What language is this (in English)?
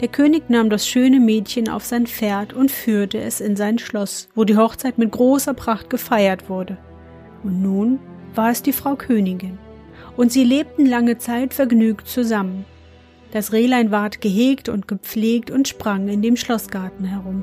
German